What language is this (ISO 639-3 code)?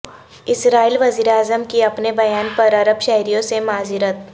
urd